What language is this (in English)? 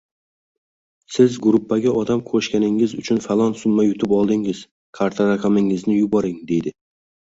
Uzbek